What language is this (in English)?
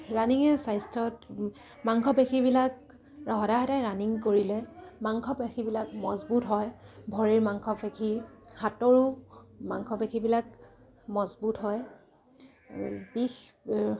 Assamese